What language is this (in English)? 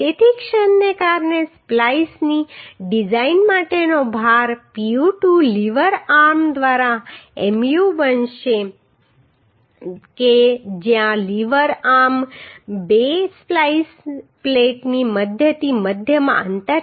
Gujarati